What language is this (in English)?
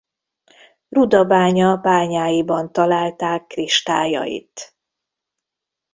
Hungarian